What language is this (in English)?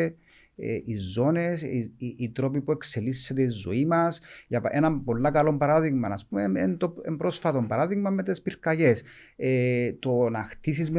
Greek